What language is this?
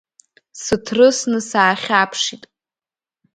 Abkhazian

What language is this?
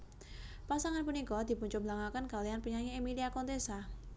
Javanese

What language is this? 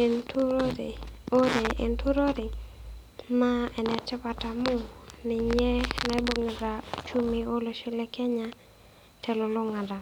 Masai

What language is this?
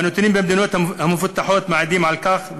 Hebrew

